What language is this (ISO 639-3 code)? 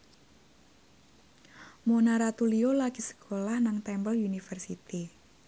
jav